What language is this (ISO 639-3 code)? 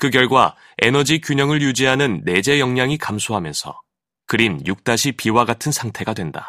kor